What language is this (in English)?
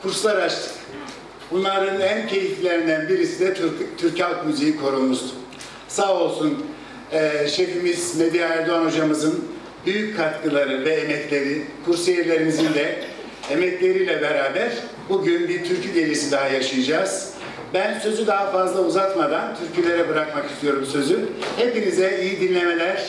Turkish